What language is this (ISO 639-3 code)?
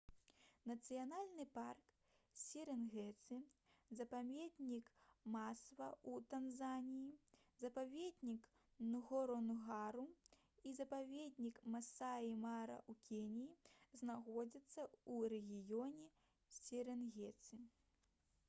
bel